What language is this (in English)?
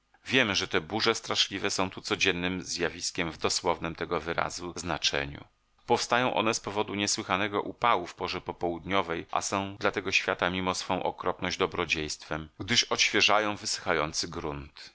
Polish